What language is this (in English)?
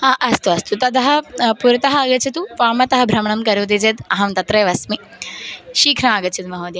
Sanskrit